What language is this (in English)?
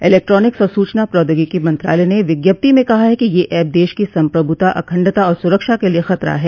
Hindi